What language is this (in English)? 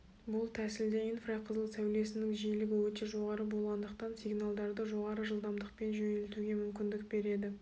Kazakh